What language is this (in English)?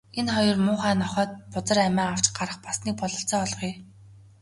Mongolian